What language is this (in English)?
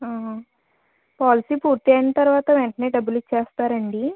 Telugu